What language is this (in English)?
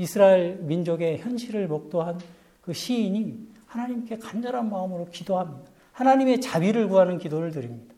Korean